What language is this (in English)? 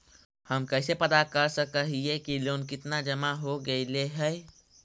Magahi